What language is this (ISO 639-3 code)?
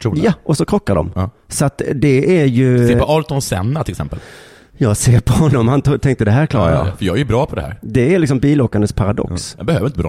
swe